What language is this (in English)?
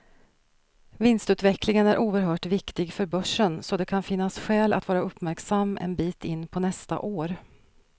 Swedish